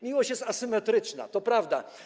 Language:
Polish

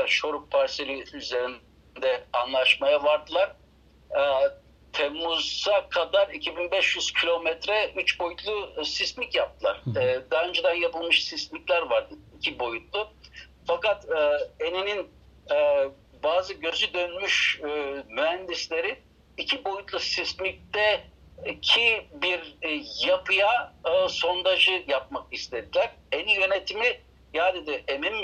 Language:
Turkish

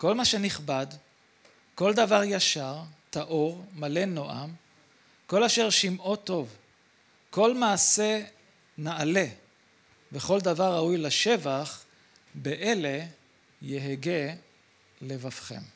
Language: Hebrew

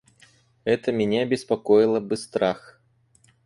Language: Russian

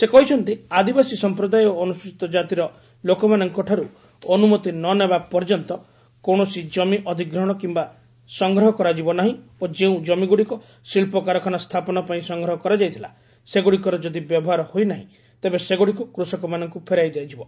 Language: Odia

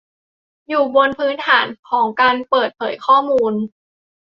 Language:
Thai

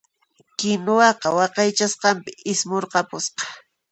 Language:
Puno Quechua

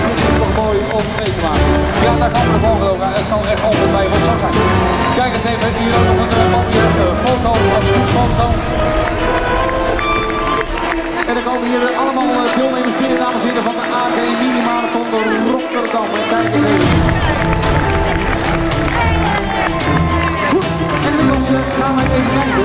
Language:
Dutch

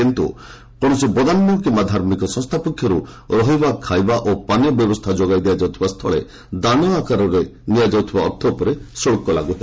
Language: Odia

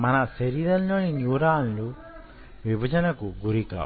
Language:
Telugu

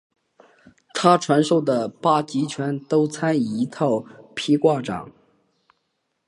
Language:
Chinese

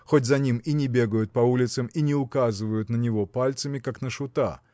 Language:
Russian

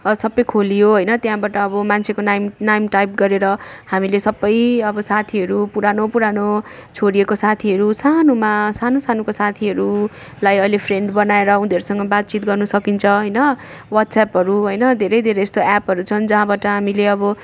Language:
Nepali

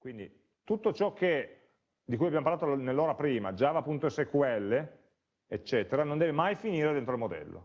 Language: Italian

